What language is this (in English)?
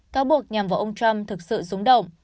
Vietnamese